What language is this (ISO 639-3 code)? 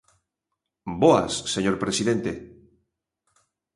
glg